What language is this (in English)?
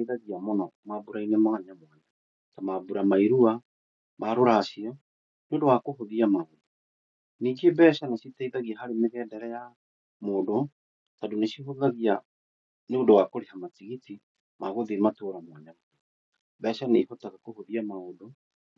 Kikuyu